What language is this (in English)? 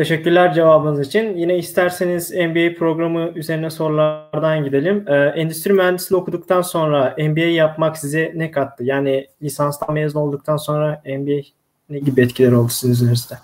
Turkish